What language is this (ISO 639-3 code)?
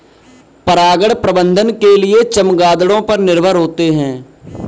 hin